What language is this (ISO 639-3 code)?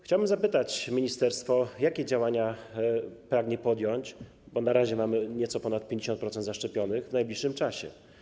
pol